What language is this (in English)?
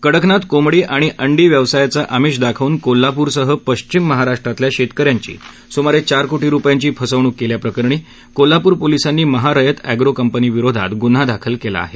Marathi